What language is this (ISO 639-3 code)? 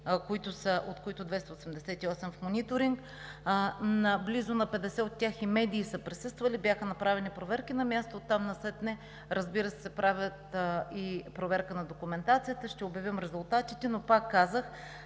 bul